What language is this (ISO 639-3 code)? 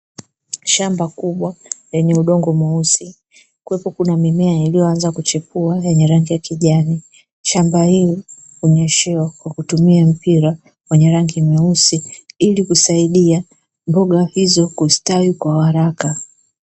swa